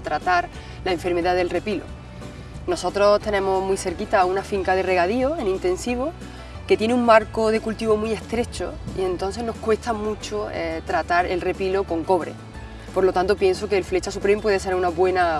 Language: Spanish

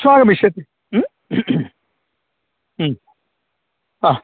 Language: Sanskrit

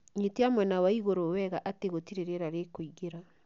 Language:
Kikuyu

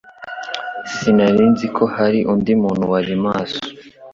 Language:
Kinyarwanda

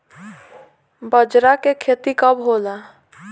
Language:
Bhojpuri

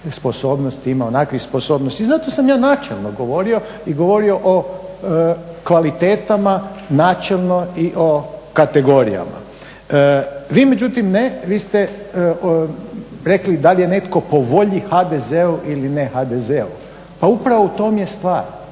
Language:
Croatian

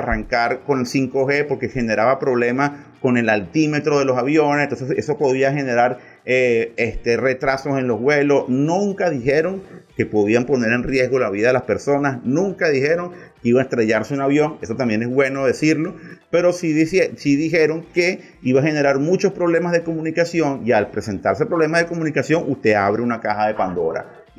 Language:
Spanish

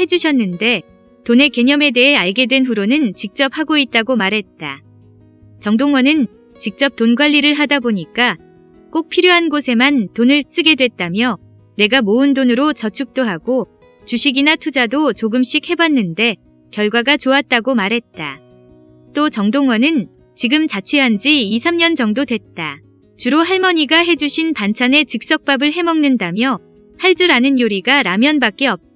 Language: Korean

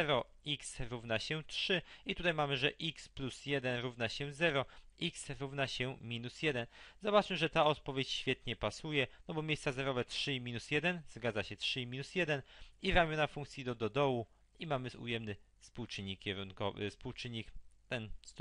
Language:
Polish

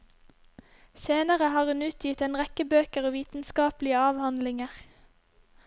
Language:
Norwegian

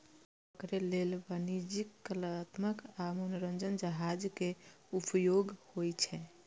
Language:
Maithili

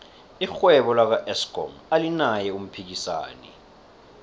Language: South Ndebele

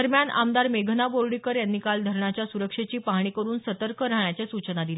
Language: Marathi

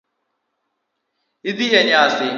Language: Luo (Kenya and Tanzania)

